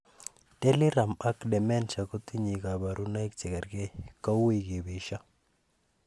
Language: Kalenjin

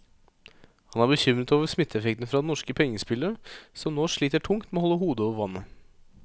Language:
Norwegian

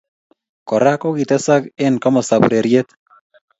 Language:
Kalenjin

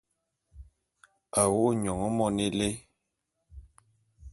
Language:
Bulu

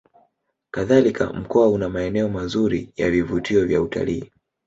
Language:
Swahili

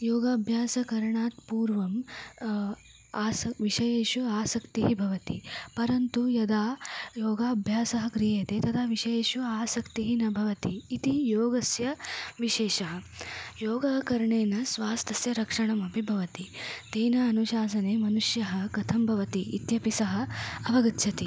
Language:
Sanskrit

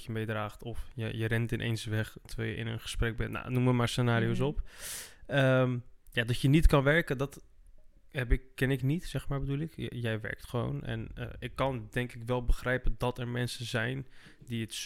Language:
Dutch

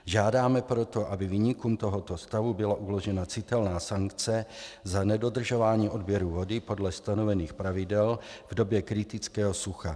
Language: Czech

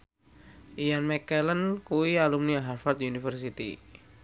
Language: Javanese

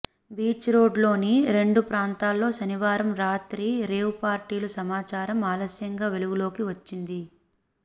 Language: Telugu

